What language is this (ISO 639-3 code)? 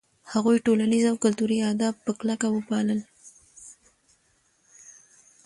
pus